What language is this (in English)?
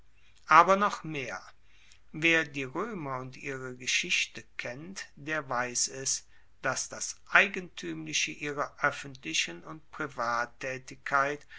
German